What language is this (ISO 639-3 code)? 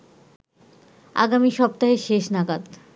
ben